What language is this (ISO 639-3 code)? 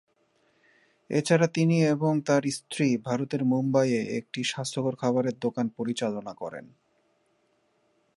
ben